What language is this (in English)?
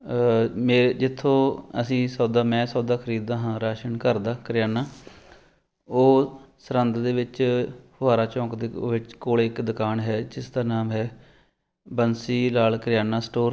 Punjabi